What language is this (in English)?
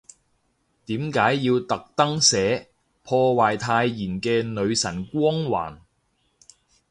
Cantonese